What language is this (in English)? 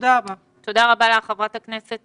Hebrew